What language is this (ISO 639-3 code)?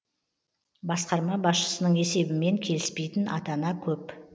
kaz